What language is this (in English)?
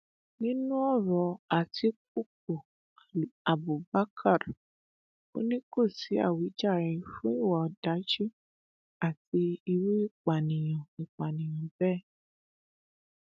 Yoruba